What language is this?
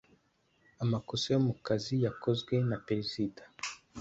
Kinyarwanda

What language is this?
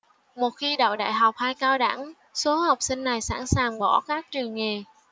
Vietnamese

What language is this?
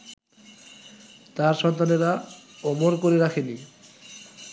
Bangla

